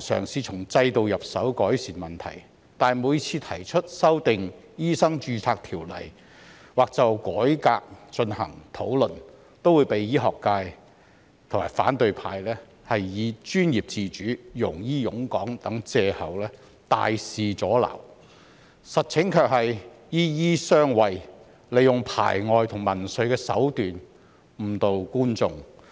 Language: Cantonese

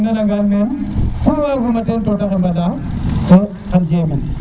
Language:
Serer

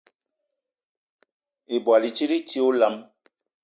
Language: Eton (Cameroon)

